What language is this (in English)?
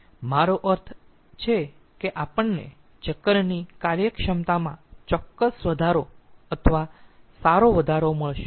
Gujarati